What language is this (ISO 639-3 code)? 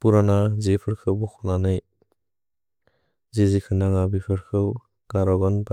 brx